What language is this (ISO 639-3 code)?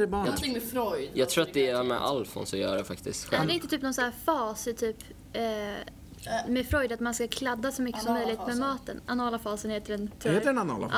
swe